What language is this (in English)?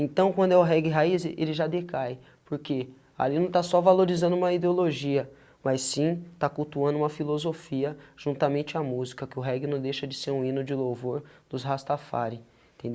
Portuguese